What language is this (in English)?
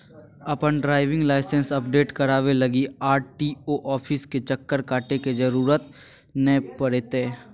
Magahi